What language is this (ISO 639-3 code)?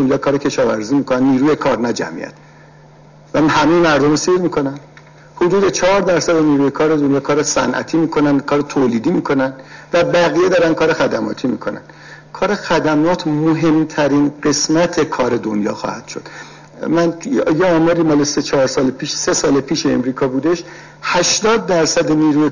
fas